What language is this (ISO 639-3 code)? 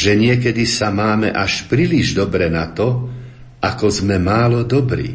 slk